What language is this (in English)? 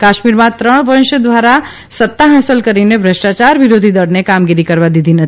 Gujarati